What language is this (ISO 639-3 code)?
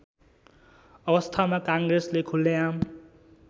nep